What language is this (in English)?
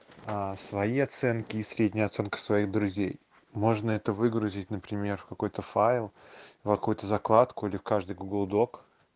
Russian